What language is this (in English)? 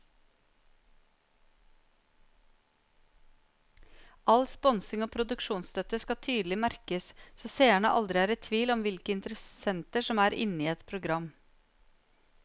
Norwegian